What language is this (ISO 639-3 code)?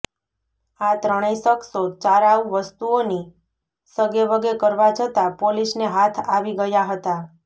guj